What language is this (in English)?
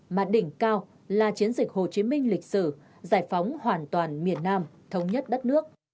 Vietnamese